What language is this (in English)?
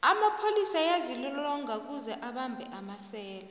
South Ndebele